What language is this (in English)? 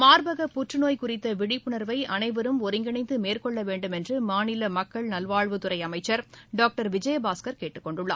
Tamil